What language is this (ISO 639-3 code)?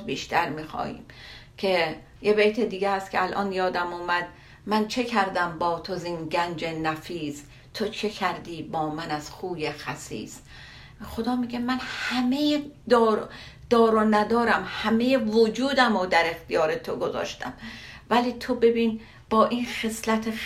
fas